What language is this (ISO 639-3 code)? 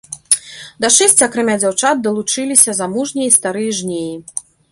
bel